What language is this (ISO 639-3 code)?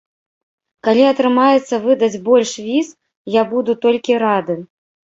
bel